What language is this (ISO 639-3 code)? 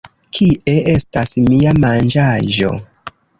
epo